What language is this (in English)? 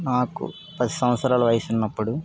Telugu